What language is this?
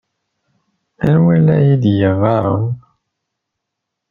Kabyle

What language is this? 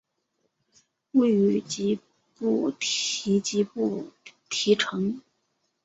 Chinese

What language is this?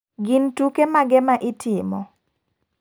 Luo (Kenya and Tanzania)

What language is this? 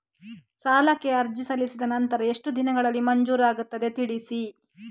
Kannada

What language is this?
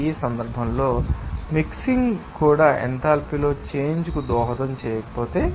Telugu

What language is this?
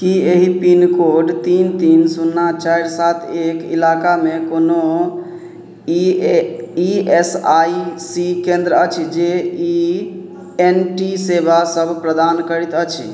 Maithili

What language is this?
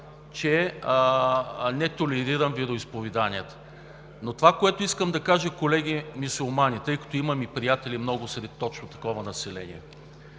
Bulgarian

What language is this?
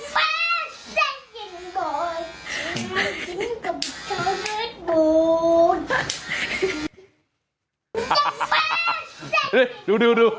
Thai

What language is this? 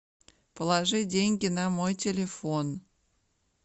Russian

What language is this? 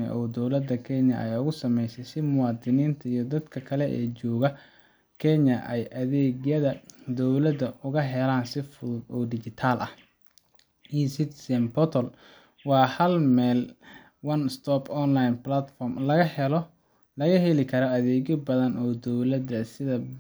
Somali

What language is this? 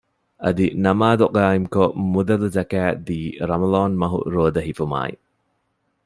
Divehi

